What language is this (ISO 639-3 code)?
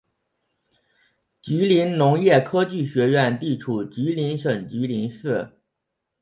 zho